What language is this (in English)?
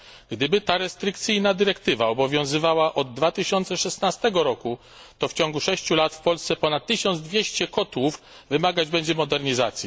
Polish